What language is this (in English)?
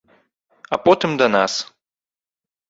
Belarusian